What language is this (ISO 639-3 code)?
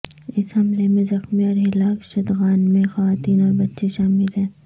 urd